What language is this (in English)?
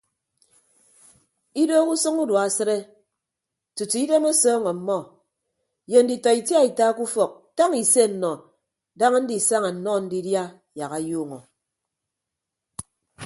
Ibibio